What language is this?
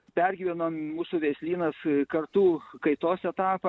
Lithuanian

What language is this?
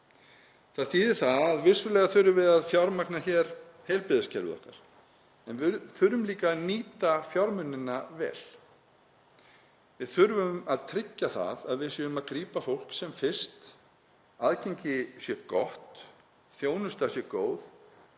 Icelandic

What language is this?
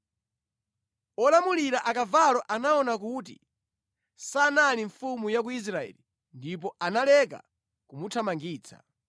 Nyanja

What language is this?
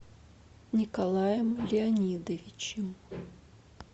Russian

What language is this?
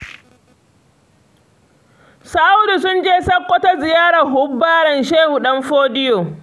Hausa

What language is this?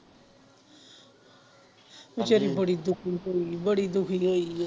Punjabi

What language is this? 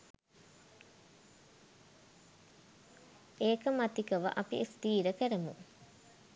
Sinhala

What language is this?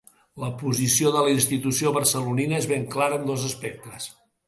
Catalan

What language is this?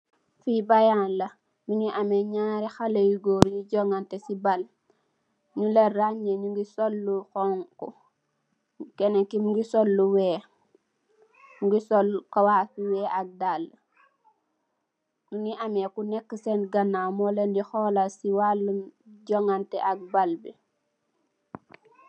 Wolof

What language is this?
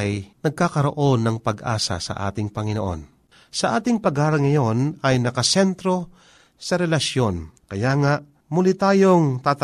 Filipino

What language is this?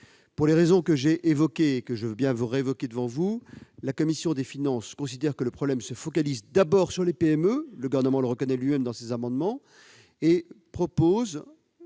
French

